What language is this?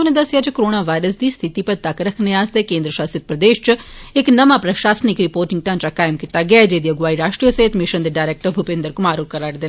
Dogri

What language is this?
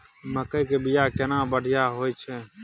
Maithili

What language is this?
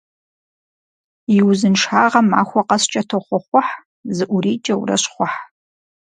Kabardian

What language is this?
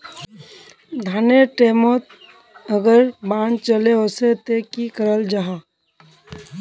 Magahi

